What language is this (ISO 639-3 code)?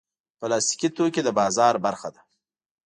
pus